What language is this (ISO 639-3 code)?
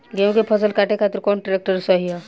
bho